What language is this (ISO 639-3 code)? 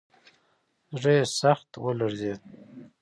pus